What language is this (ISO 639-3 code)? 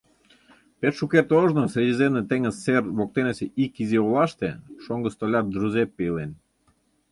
chm